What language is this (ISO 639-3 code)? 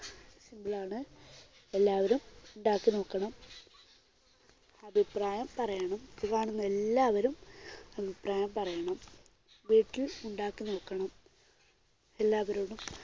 mal